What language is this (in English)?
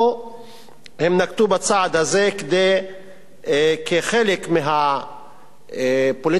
Hebrew